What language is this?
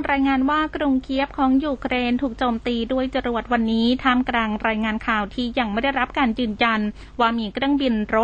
Thai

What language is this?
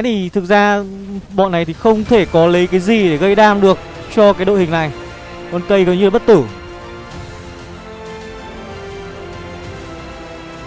Vietnamese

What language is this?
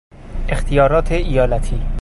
Persian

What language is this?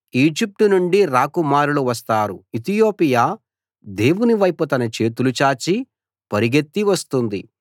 Telugu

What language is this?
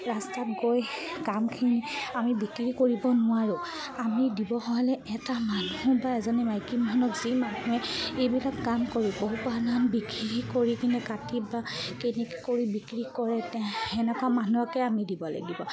Assamese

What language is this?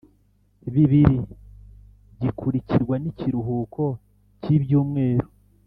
Kinyarwanda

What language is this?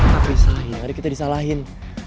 Indonesian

